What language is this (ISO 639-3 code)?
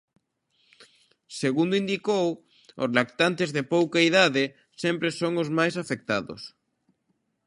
glg